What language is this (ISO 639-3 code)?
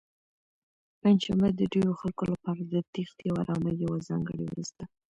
pus